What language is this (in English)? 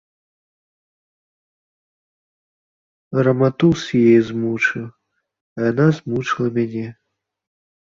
Belarusian